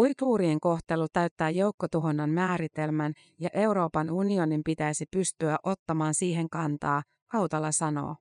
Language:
Finnish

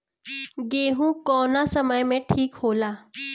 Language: Bhojpuri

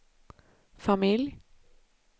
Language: Swedish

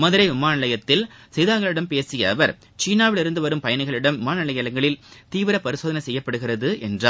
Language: Tamil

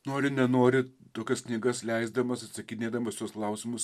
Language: Lithuanian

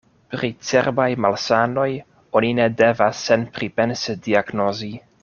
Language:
Esperanto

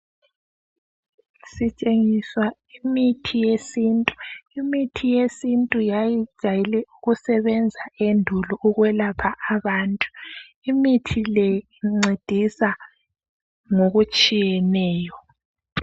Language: North Ndebele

